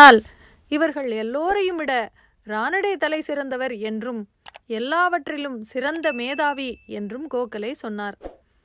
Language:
Tamil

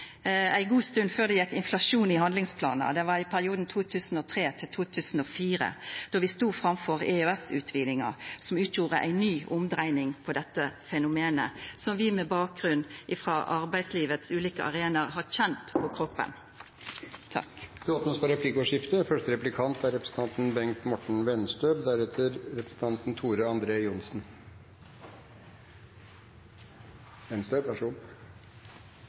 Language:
Norwegian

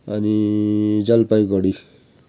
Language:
Nepali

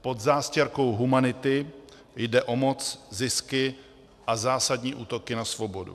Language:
Czech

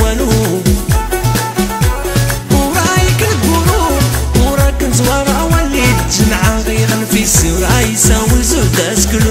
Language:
Arabic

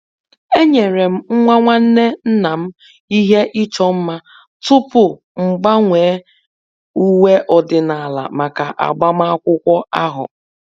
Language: Igbo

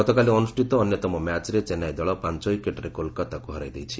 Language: Odia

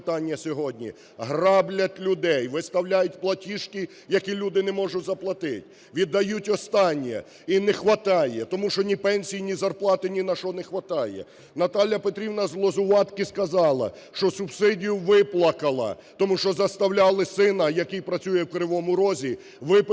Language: Ukrainian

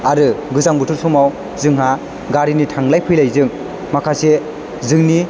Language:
Bodo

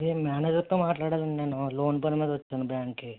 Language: Telugu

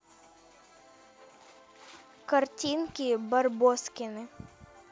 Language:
Russian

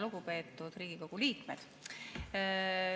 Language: Estonian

